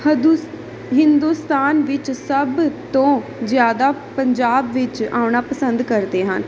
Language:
Punjabi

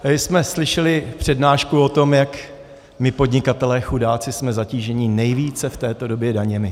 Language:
Czech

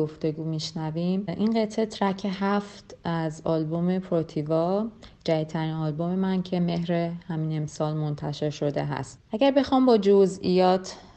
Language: Persian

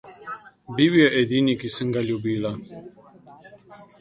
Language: Slovenian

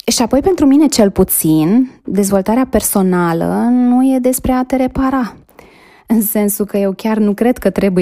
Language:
Romanian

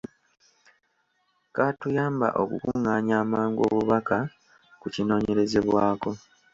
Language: Ganda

